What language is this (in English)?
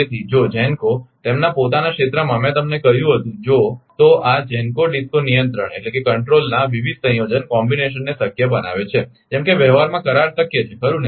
Gujarati